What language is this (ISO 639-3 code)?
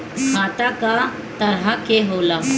bho